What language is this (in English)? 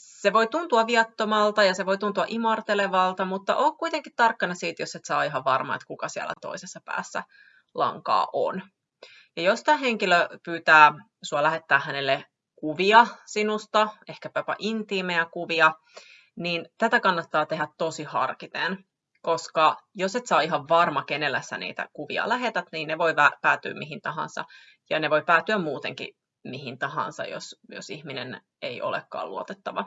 Finnish